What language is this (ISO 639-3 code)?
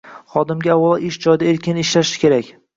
uzb